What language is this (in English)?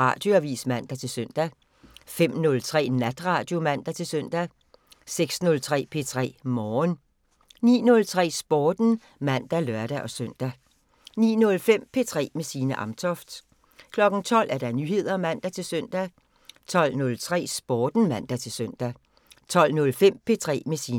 Danish